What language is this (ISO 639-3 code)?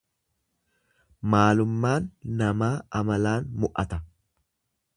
orm